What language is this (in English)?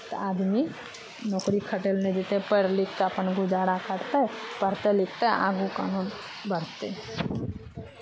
Maithili